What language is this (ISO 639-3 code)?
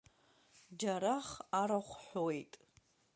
abk